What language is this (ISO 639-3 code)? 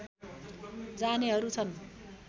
nep